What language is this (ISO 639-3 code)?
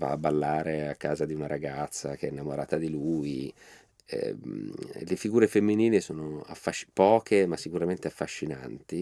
ita